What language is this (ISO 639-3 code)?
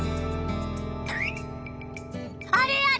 jpn